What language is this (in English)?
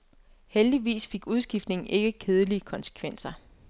Danish